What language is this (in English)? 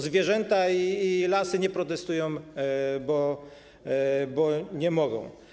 Polish